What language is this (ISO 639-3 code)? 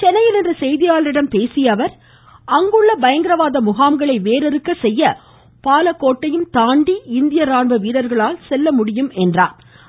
tam